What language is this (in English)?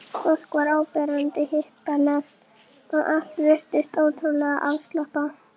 Icelandic